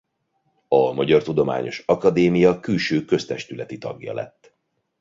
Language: Hungarian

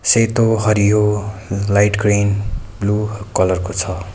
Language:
Nepali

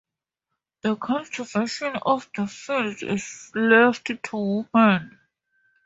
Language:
English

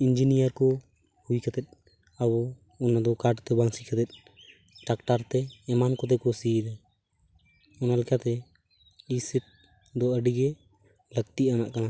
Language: Santali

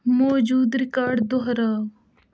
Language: Kashmiri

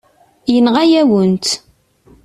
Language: Kabyle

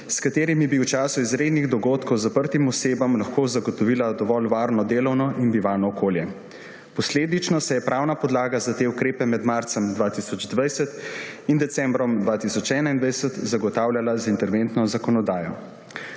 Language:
Slovenian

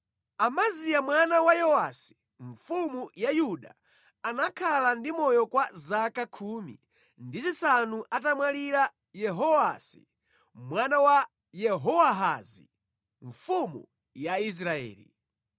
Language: Nyanja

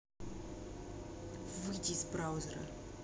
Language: Russian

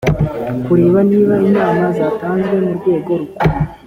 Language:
Kinyarwanda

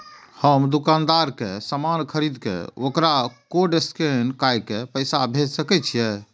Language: Maithili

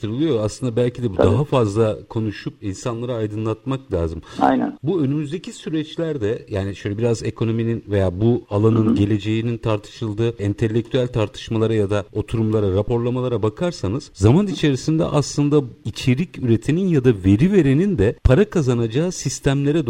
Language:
Turkish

